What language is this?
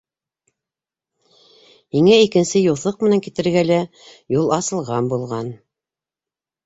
Bashkir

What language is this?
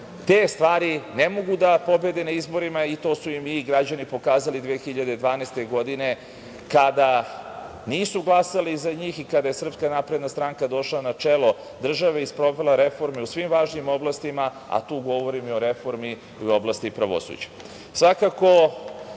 Serbian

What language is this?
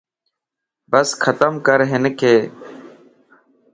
Lasi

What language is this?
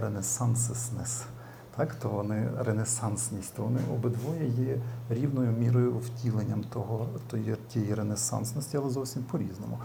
Ukrainian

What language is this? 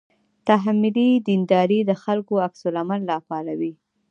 Pashto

